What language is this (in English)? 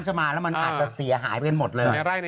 Thai